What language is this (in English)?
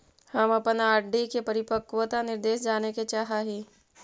Magahi